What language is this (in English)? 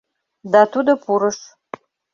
Mari